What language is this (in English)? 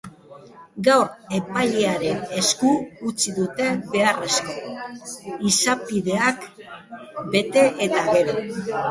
Basque